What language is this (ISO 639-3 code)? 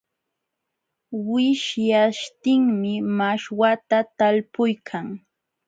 qxw